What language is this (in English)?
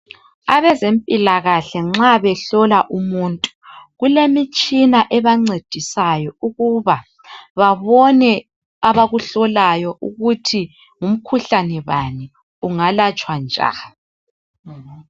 North Ndebele